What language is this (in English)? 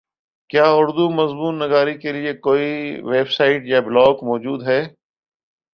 Urdu